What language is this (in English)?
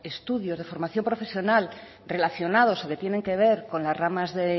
Spanish